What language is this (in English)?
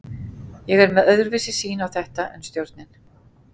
Icelandic